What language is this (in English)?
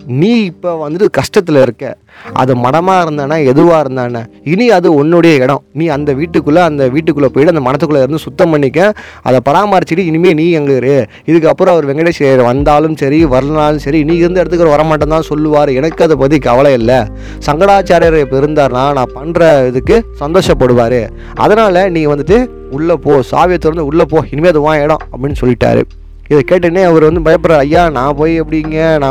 Tamil